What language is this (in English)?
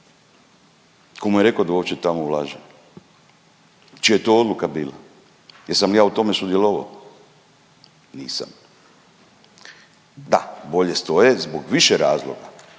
Croatian